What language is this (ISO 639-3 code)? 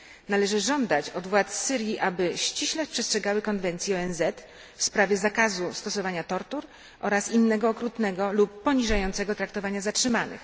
pol